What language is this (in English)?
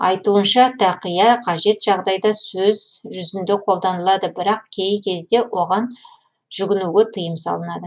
Kazakh